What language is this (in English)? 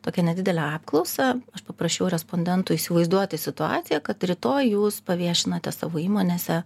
Lithuanian